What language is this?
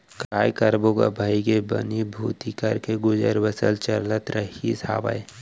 Chhattisgarhi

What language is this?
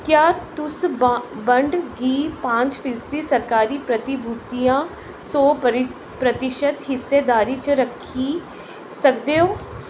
Dogri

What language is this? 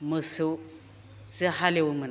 Bodo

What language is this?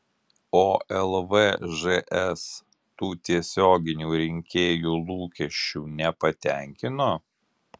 Lithuanian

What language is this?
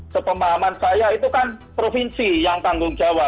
Indonesian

